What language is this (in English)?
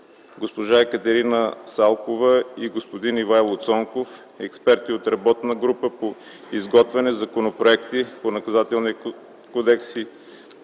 Bulgarian